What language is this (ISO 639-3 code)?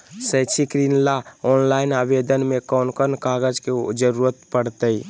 mag